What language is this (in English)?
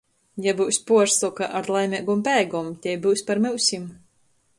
Latgalian